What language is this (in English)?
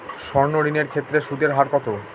Bangla